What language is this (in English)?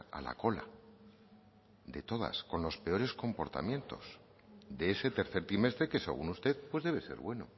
Spanish